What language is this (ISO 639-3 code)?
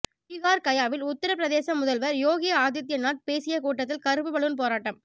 tam